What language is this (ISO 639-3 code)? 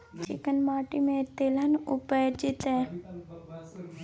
mai